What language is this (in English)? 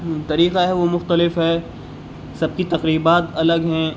Urdu